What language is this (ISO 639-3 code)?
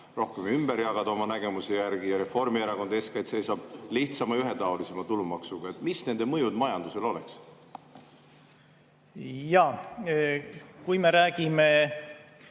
est